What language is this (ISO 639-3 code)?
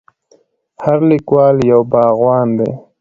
pus